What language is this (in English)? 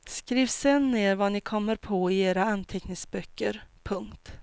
Swedish